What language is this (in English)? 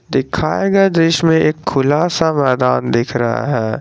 Hindi